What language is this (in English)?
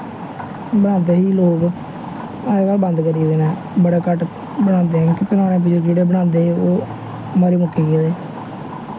Dogri